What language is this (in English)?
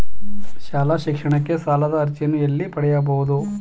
Kannada